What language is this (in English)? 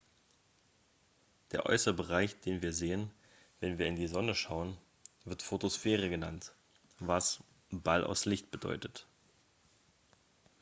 German